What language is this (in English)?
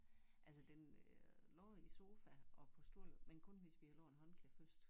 Danish